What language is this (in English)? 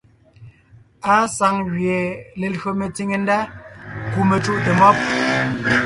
Ngiemboon